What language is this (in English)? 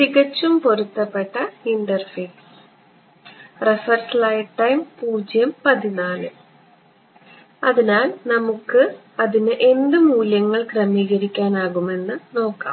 Malayalam